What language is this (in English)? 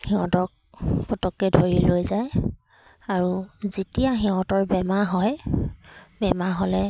Assamese